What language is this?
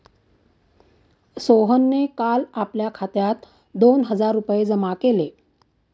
Marathi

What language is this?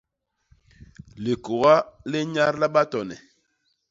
Basaa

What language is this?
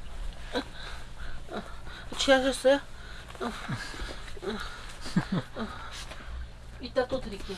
Korean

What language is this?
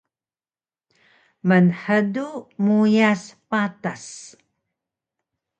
Taroko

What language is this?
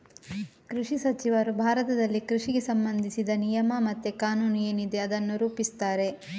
Kannada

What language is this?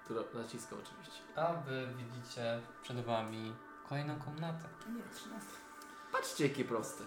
Polish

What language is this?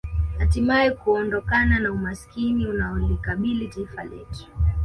Swahili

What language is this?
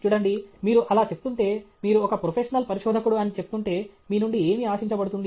Telugu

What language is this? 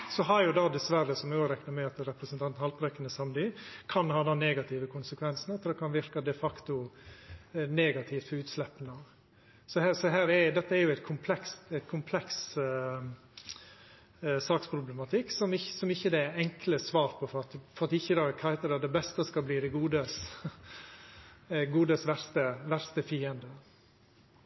Norwegian Nynorsk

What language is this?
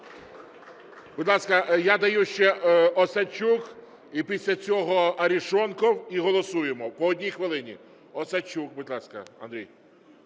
Ukrainian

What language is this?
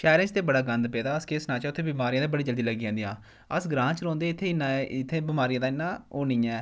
Dogri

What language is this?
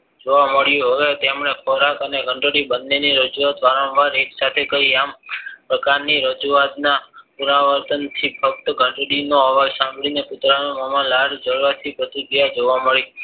Gujarati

